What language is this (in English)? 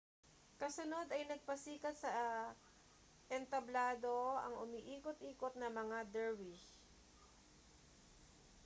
Filipino